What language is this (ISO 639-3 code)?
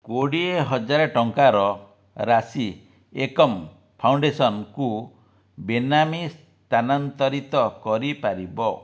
ori